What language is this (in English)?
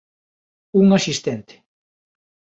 Galician